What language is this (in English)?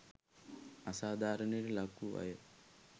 Sinhala